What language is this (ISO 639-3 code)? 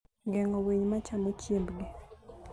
luo